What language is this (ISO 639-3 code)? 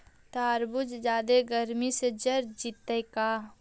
mag